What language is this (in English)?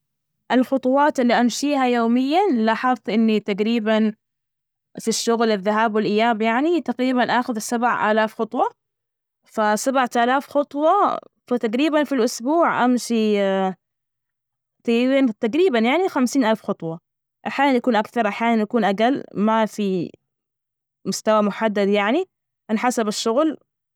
Najdi Arabic